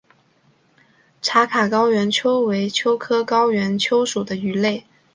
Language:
Chinese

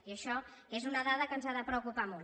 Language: Catalan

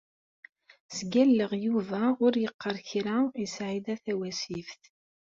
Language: Kabyle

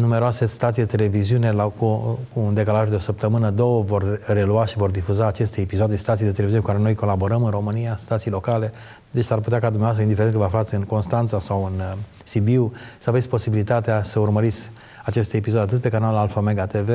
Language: Romanian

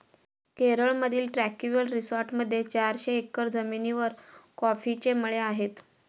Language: Marathi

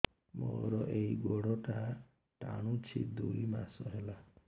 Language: Odia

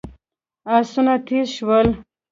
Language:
Pashto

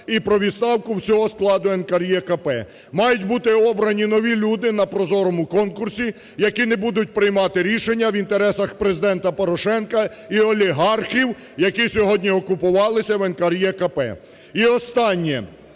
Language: Ukrainian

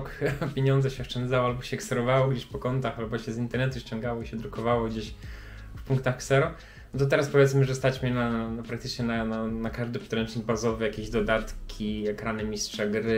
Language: Polish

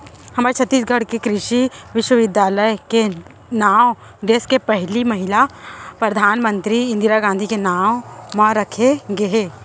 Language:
Chhattisgarhi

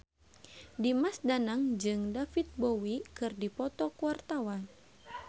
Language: Sundanese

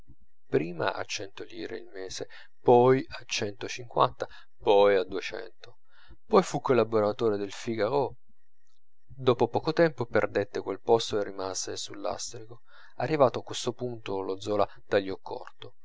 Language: Italian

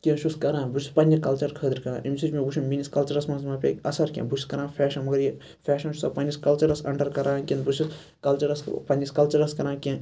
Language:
Kashmiri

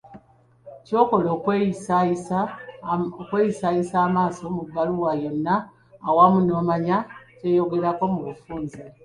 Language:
Ganda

